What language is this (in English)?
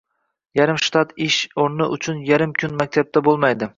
Uzbek